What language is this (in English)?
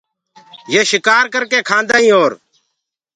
Gurgula